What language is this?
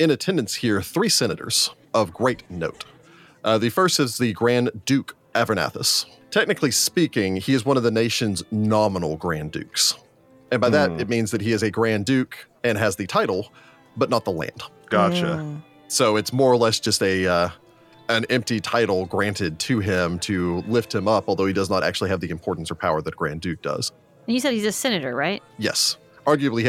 English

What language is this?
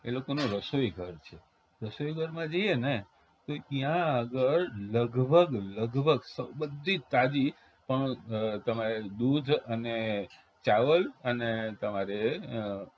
Gujarati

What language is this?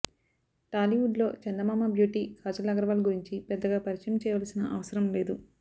Telugu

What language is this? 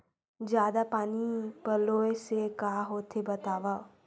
Chhattisgarhi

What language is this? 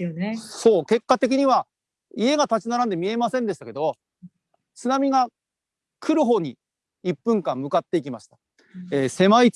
Japanese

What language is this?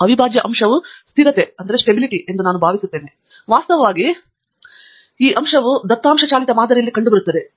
Kannada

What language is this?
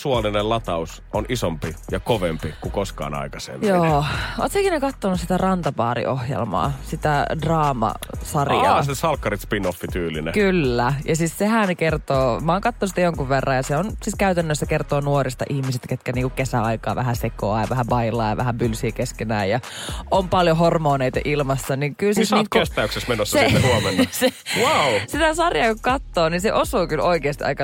Finnish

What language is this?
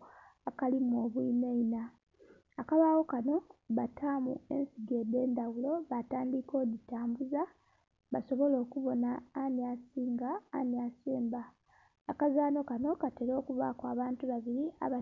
Soga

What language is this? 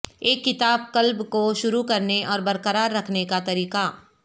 Urdu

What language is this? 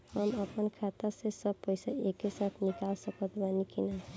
Bhojpuri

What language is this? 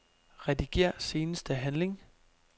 Danish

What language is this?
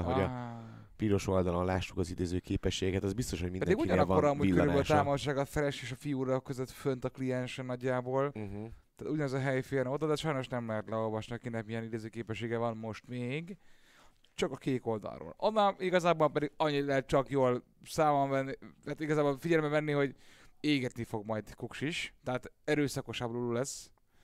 Hungarian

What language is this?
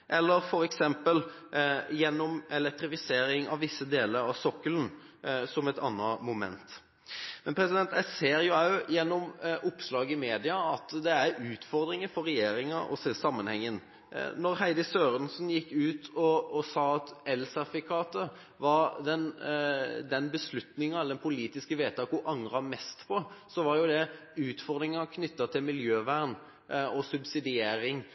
Norwegian Bokmål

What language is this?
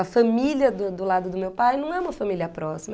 Portuguese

